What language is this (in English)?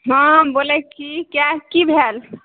Maithili